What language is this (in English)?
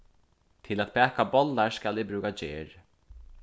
Faroese